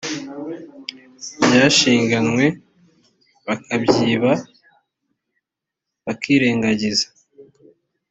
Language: Kinyarwanda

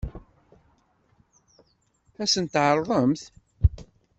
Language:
Kabyle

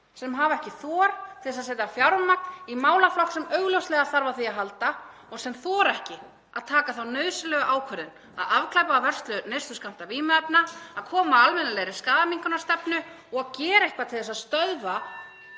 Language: Icelandic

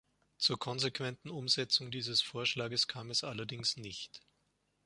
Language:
German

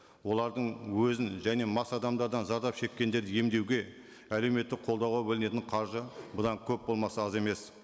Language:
Kazakh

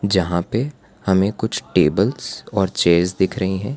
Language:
Hindi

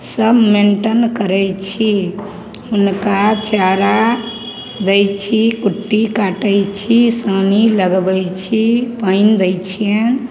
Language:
Maithili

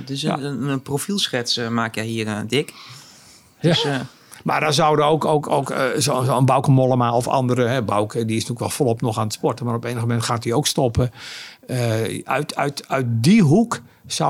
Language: Dutch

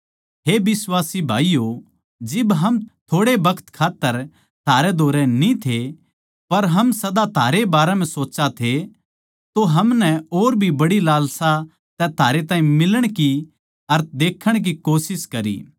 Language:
Haryanvi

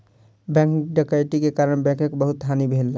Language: Maithili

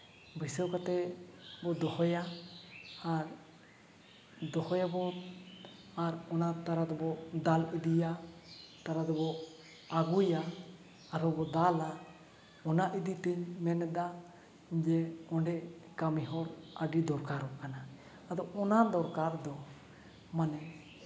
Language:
Santali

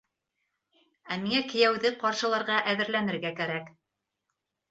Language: Bashkir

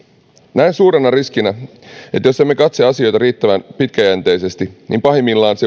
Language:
Finnish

